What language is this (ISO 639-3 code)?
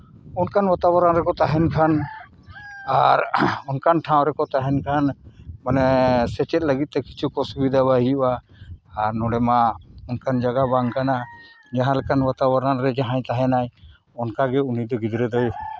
sat